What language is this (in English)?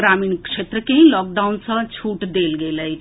Maithili